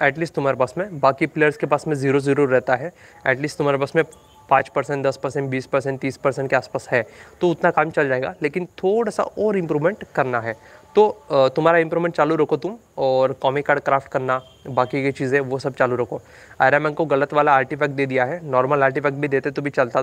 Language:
Hindi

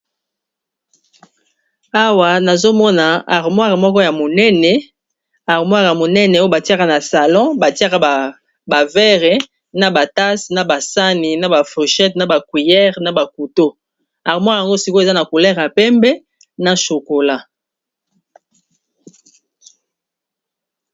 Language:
Lingala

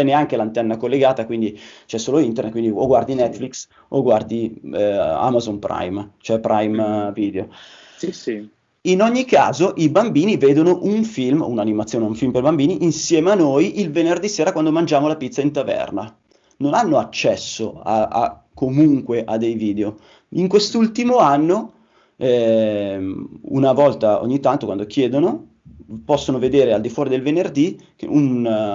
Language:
Italian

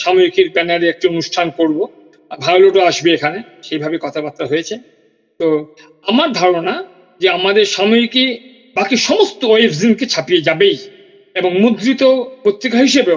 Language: Bangla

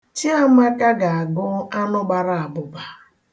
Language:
Igbo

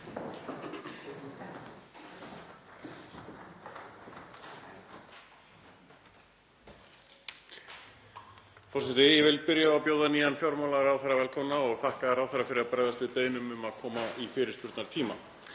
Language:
Icelandic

